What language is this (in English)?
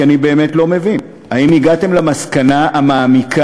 Hebrew